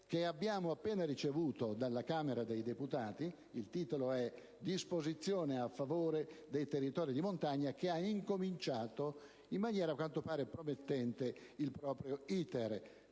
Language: Italian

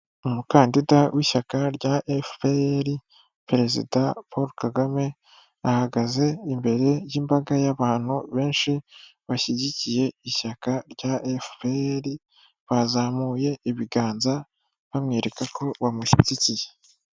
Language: Kinyarwanda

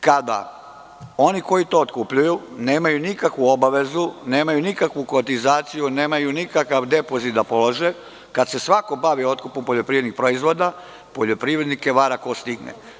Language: Serbian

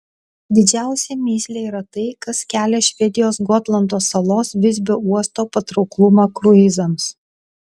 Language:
Lithuanian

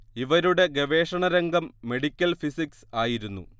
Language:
Malayalam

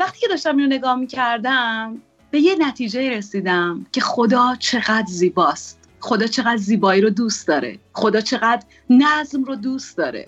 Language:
Persian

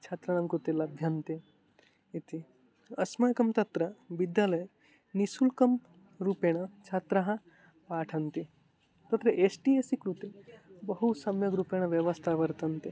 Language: Sanskrit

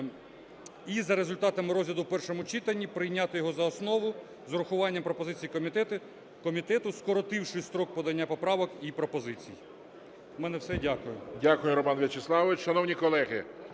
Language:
Ukrainian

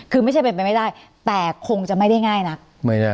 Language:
Thai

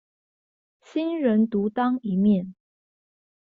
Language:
Chinese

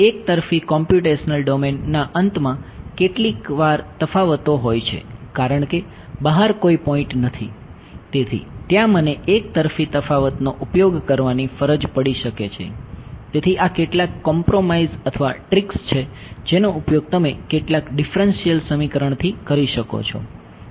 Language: Gujarati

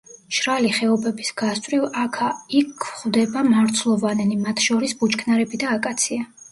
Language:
Georgian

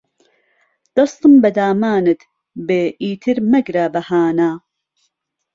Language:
Central Kurdish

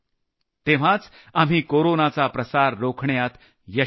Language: Marathi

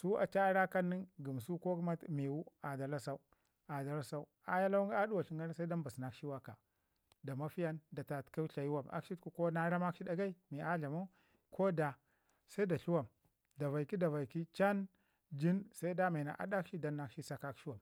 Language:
Ngizim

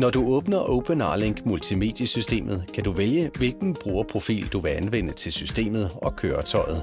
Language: Danish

